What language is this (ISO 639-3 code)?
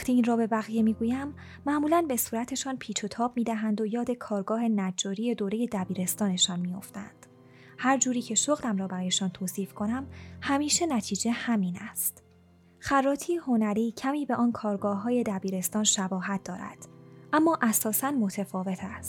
fas